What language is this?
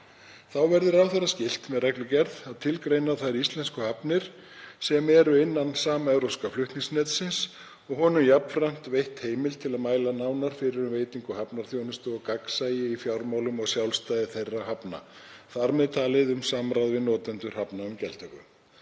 Icelandic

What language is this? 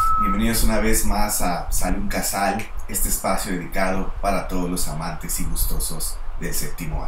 Spanish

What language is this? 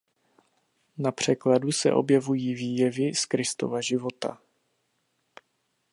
Czech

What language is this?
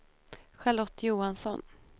Swedish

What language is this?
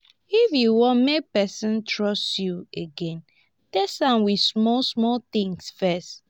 Nigerian Pidgin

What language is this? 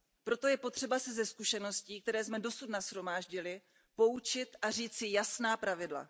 Czech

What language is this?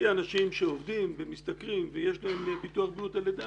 Hebrew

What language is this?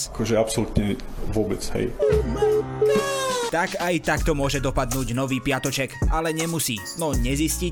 Slovak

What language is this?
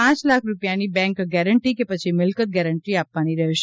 Gujarati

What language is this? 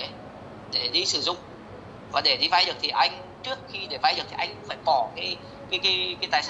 Vietnamese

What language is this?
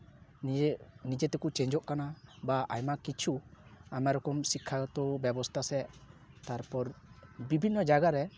Santali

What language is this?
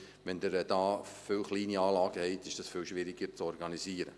Swiss German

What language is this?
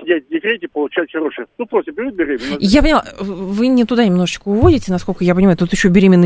Russian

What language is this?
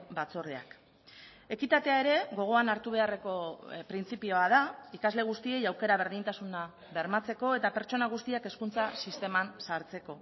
Basque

